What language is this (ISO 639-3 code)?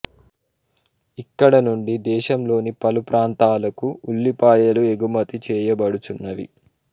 tel